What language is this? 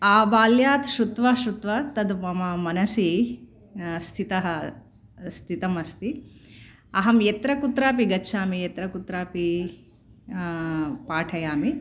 Sanskrit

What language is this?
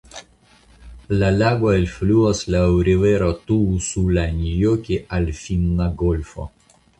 Esperanto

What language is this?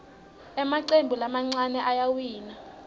Swati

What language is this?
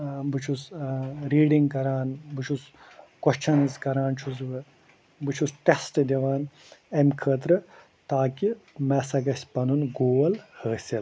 Kashmiri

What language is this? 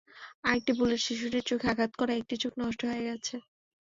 Bangla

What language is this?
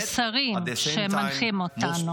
Hebrew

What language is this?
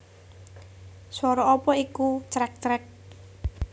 Javanese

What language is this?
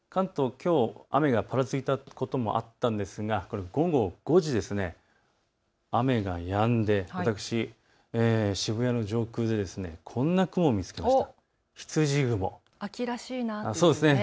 Japanese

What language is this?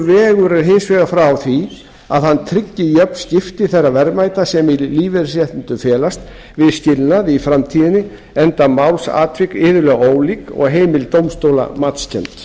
Icelandic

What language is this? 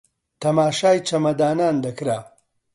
Central Kurdish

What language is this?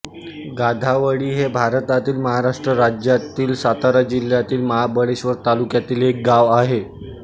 Marathi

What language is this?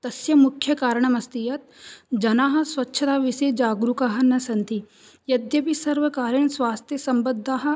Sanskrit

